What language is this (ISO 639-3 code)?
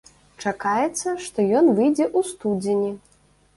bel